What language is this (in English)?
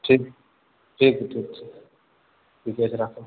Maithili